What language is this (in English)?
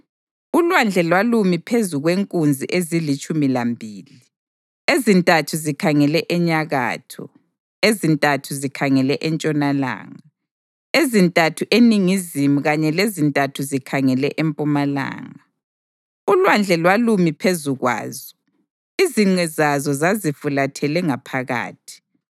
North Ndebele